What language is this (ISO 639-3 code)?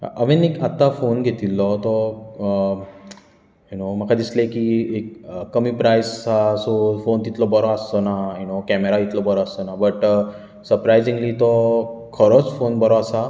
kok